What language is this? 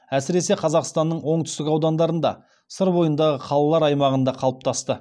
Kazakh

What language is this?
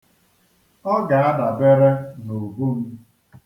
Igbo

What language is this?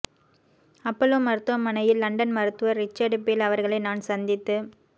Tamil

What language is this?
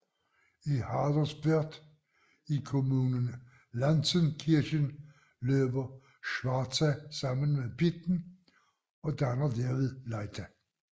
Danish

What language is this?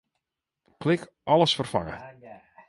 Western Frisian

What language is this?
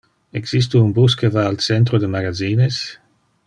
Interlingua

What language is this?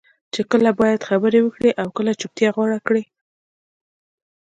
Pashto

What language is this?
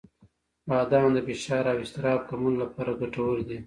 Pashto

